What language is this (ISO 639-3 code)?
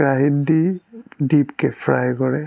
asm